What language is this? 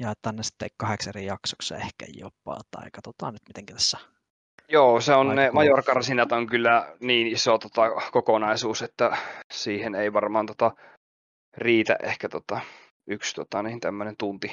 Finnish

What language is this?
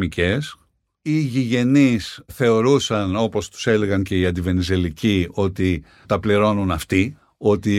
Greek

